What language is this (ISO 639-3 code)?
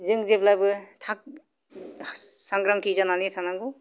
brx